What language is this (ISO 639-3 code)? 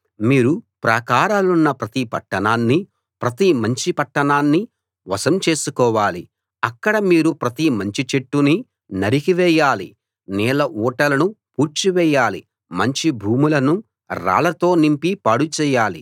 tel